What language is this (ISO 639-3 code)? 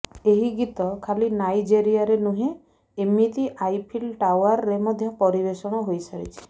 ori